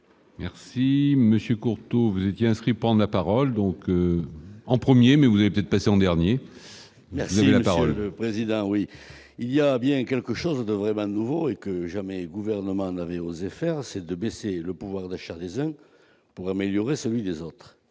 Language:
French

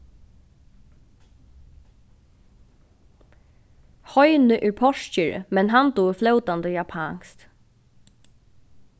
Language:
Faroese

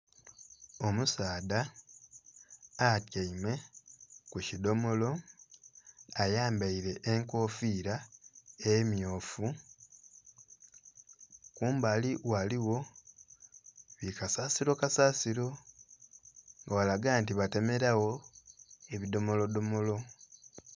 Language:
Soga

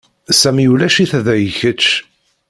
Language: Kabyle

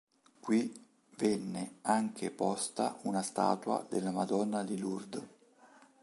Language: Italian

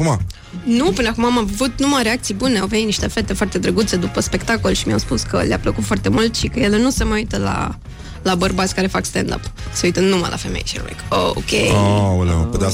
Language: Romanian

